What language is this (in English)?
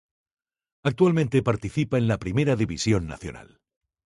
Spanish